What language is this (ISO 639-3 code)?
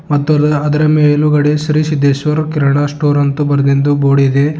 kan